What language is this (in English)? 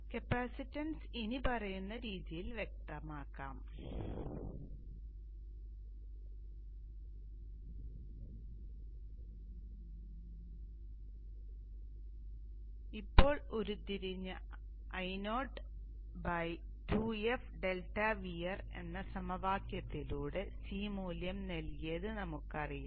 Malayalam